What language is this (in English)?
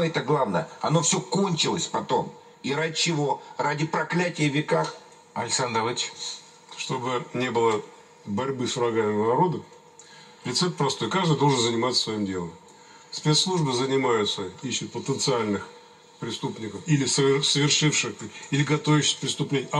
Russian